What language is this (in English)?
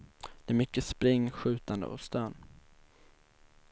Swedish